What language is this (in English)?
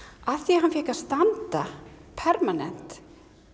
Icelandic